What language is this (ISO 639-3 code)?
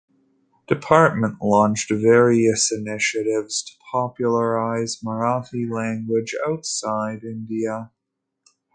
eng